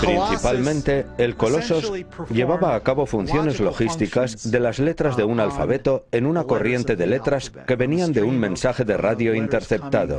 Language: Spanish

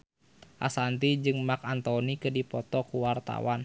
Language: Sundanese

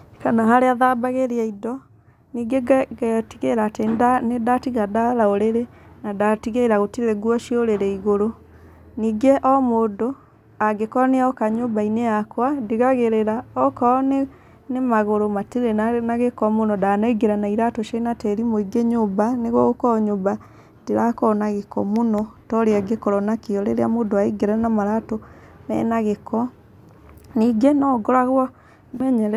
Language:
Kikuyu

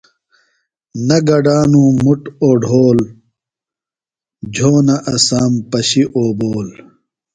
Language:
Phalura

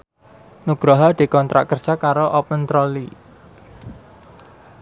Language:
Javanese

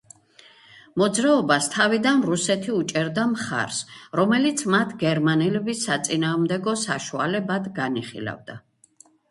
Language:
Georgian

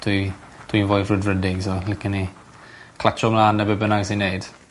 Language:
Welsh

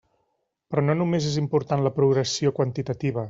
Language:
Catalan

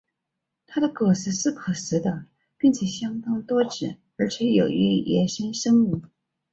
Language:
Chinese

